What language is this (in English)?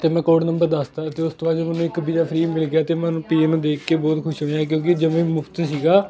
Punjabi